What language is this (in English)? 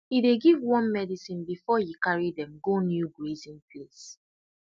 Nigerian Pidgin